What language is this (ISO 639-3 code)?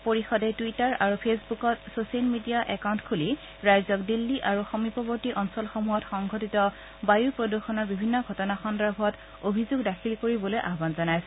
asm